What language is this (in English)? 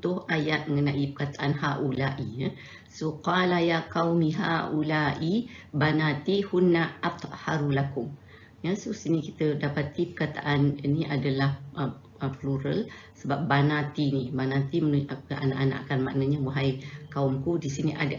Malay